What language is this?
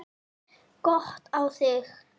Icelandic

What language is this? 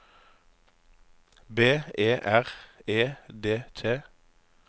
Norwegian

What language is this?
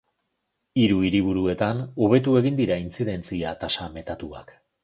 Basque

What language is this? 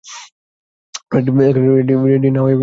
Bangla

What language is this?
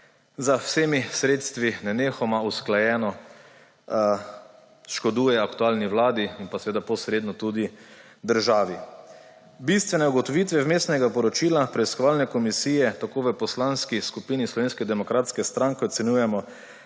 Slovenian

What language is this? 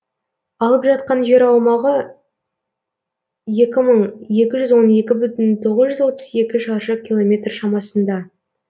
Kazakh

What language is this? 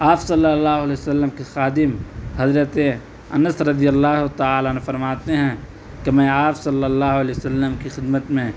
Urdu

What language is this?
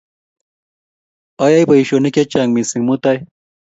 Kalenjin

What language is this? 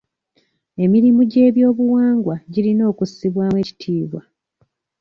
Ganda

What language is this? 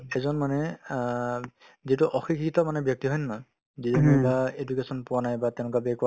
Assamese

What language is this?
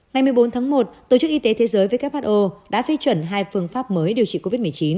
Vietnamese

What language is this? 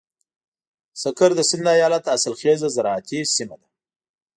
Pashto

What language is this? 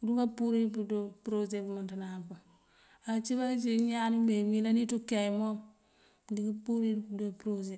Mandjak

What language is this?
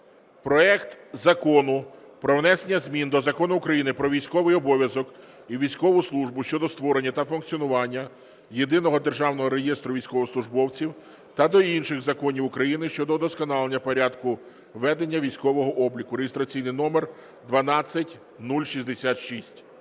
Ukrainian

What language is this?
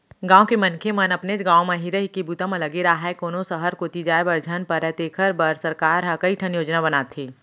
Chhattisgarhi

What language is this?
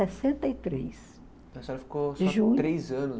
Portuguese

